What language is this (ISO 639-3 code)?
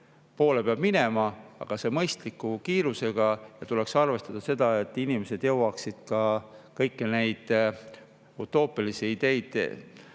est